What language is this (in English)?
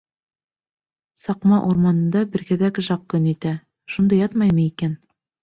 Bashkir